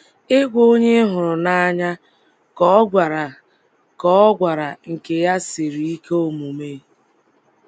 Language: Igbo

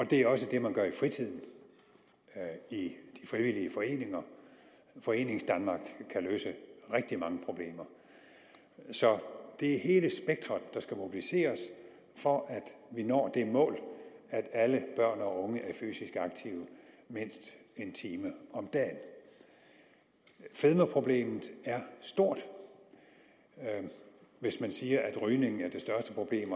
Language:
Danish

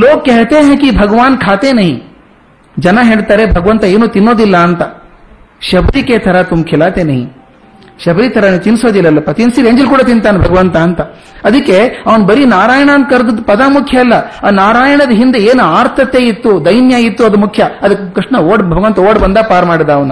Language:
Kannada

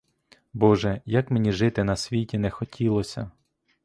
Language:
Ukrainian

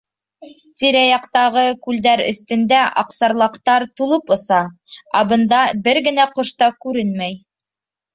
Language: Bashkir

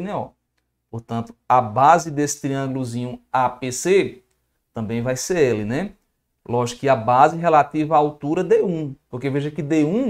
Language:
Portuguese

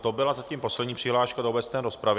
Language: Czech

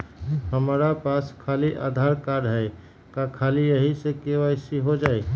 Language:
Magahi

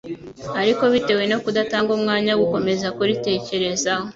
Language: Kinyarwanda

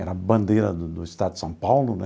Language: Portuguese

